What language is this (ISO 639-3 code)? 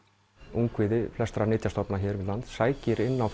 isl